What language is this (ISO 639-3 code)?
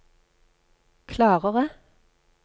nor